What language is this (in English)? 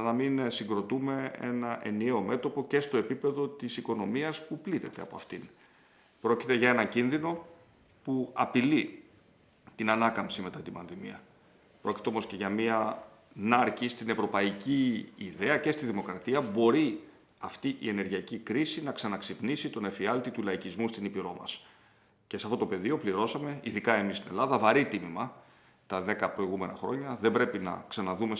Greek